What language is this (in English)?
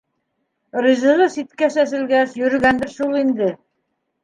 Bashkir